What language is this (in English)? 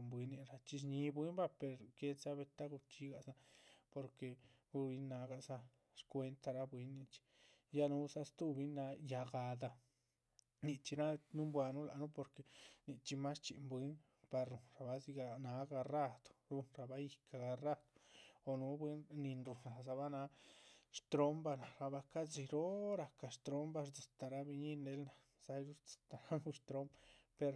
Chichicapan Zapotec